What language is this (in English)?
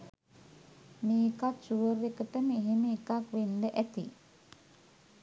Sinhala